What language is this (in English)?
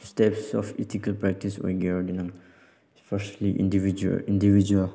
Manipuri